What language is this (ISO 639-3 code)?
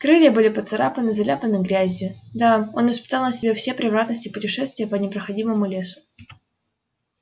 rus